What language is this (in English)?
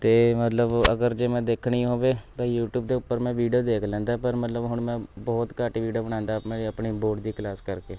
Punjabi